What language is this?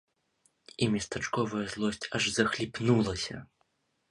Belarusian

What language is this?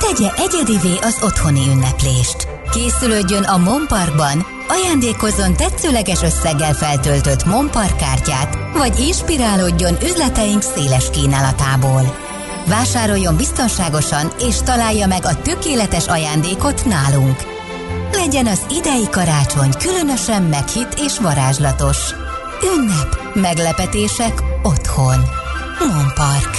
Hungarian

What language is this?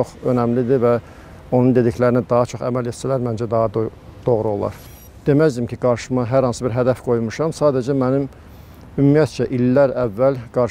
Turkish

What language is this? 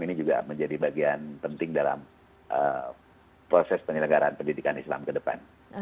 Indonesian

